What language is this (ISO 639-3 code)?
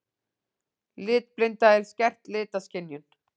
isl